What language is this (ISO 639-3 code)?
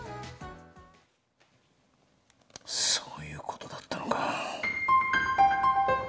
jpn